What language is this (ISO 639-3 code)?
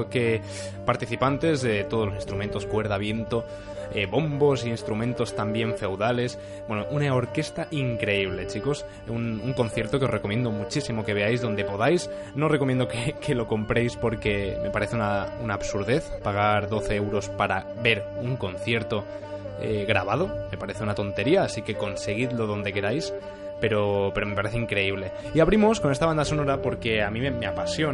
spa